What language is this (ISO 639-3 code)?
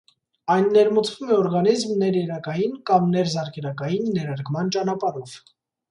hye